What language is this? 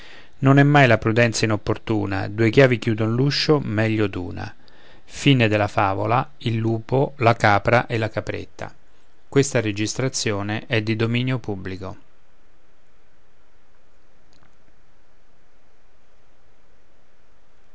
Italian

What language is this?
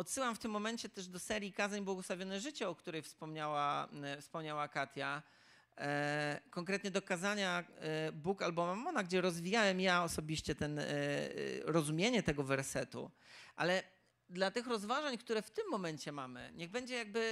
Polish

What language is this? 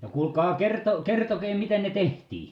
Finnish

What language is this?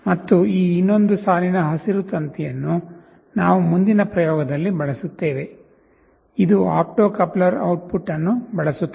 Kannada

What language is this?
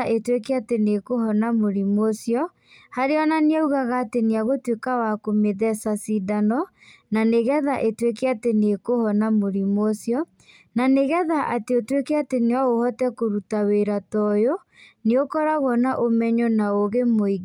Kikuyu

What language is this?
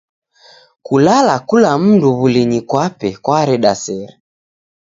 Taita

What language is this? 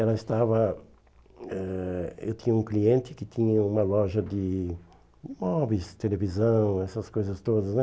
Portuguese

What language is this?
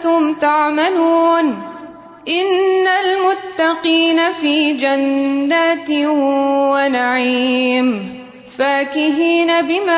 Urdu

